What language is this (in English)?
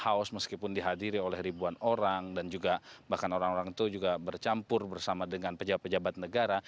Indonesian